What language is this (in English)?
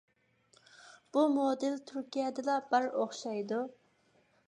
Uyghur